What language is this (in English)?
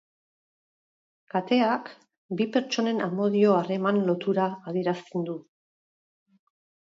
Basque